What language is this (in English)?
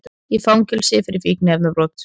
Icelandic